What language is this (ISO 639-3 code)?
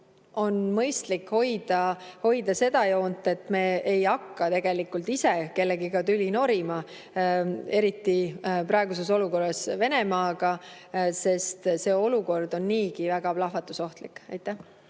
est